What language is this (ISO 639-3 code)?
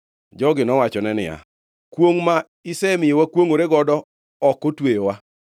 luo